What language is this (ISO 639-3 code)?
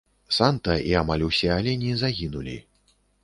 bel